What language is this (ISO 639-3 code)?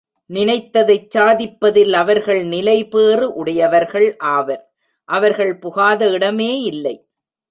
tam